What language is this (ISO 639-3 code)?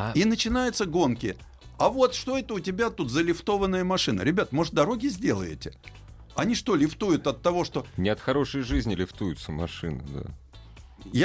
rus